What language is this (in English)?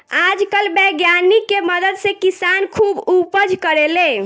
Bhojpuri